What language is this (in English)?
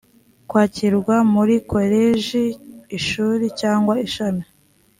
Kinyarwanda